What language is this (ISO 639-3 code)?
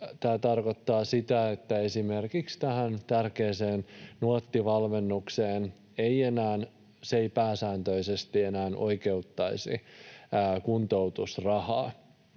fin